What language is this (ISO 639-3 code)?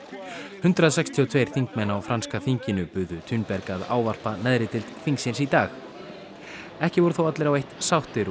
isl